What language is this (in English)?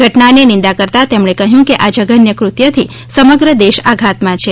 Gujarati